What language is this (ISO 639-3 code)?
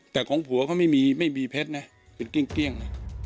tha